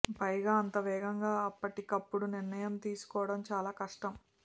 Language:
Telugu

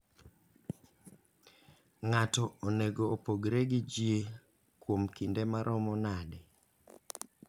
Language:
Luo (Kenya and Tanzania)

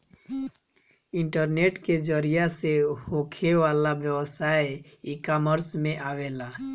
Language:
Bhojpuri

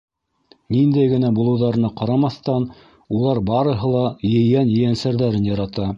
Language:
Bashkir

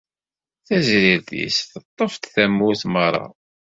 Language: Kabyle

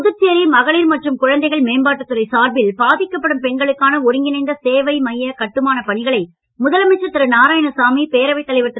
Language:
Tamil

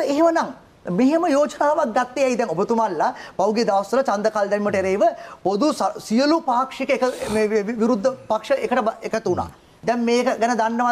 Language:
Indonesian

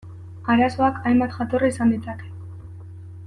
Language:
Basque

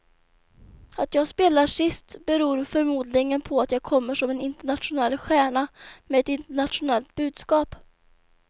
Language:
Swedish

